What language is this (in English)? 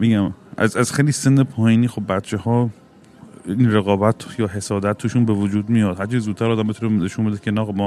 Persian